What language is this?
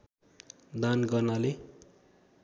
Nepali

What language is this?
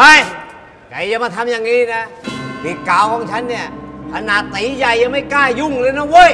Thai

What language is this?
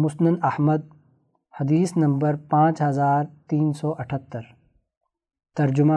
Urdu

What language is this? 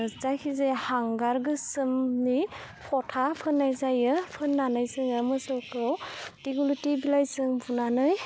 Bodo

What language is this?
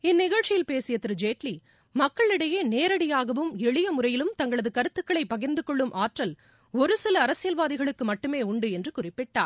Tamil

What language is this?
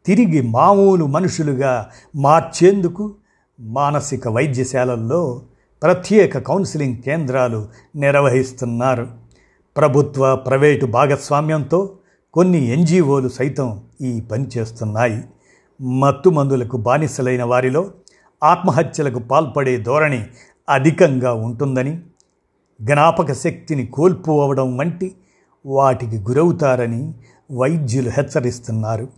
Telugu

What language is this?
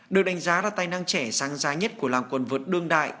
Vietnamese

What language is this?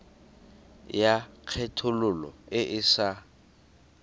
Tswana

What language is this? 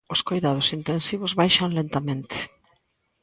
Galician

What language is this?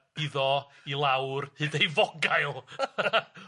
Welsh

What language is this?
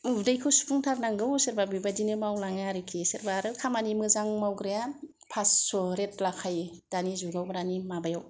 Bodo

